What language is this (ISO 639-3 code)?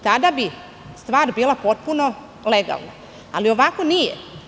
srp